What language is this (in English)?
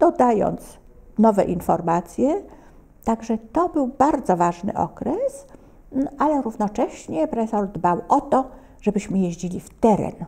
Polish